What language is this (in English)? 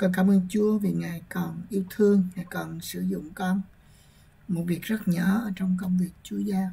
Vietnamese